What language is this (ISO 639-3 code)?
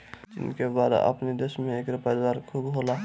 bho